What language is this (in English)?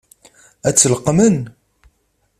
Kabyle